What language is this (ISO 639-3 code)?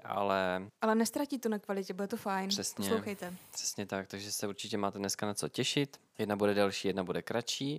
ces